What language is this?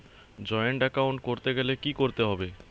Bangla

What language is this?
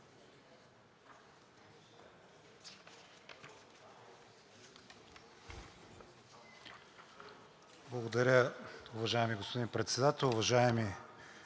Bulgarian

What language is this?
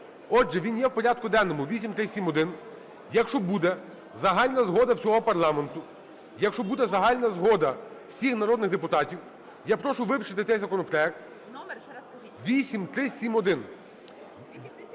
Ukrainian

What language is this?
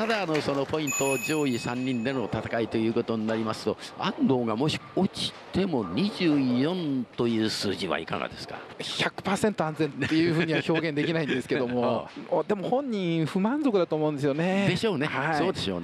Japanese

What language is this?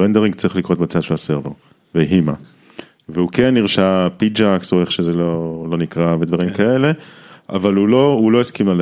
Hebrew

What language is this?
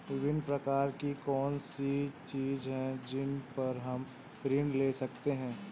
Hindi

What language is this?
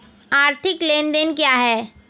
Hindi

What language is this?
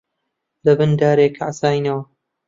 Central Kurdish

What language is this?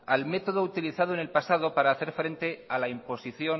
Spanish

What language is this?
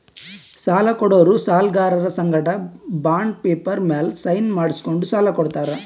Kannada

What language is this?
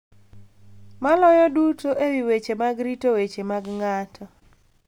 Luo (Kenya and Tanzania)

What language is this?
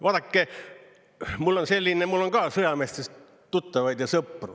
Estonian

